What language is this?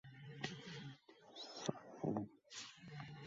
Uzbek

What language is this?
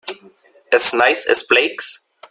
English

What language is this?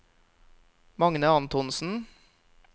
Norwegian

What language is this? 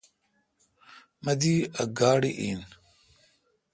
Kalkoti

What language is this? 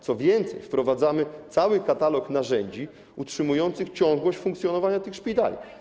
Polish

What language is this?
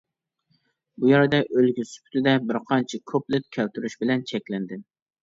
Uyghur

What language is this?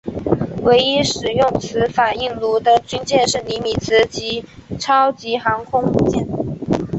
Chinese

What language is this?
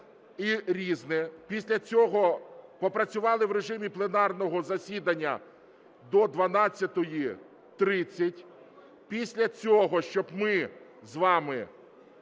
Ukrainian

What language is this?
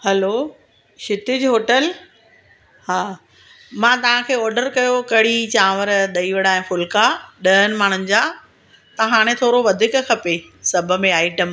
Sindhi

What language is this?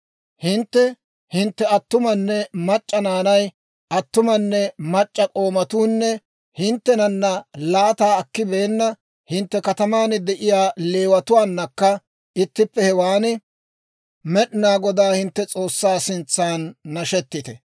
Dawro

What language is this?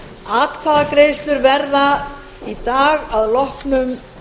Icelandic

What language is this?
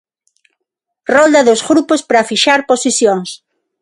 Galician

